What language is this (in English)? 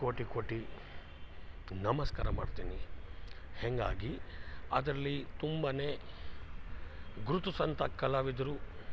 Kannada